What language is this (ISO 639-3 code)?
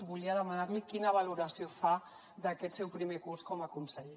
cat